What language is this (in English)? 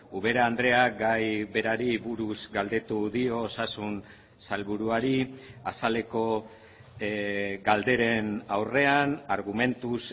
Basque